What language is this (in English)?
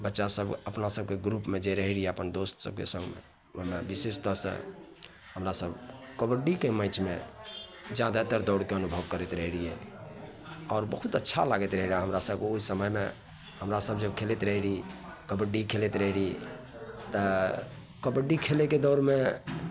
Maithili